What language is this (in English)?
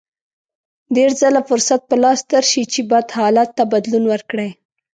Pashto